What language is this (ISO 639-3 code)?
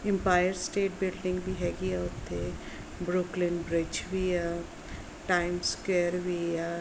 pan